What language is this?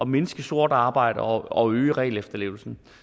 Danish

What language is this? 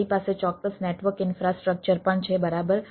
Gujarati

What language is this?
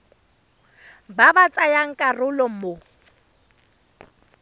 Tswana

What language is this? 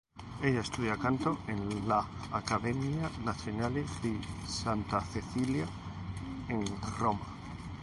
Spanish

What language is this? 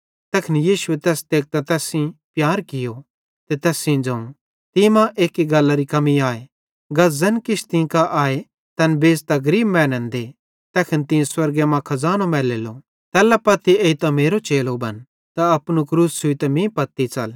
Bhadrawahi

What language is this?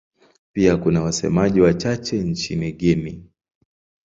Swahili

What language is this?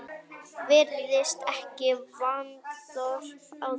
Icelandic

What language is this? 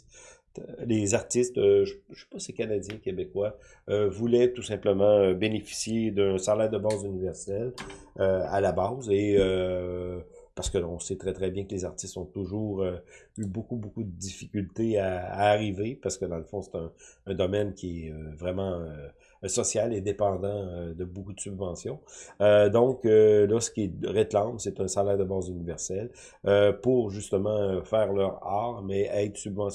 French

